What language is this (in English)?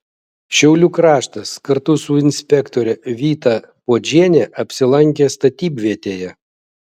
Lithuanian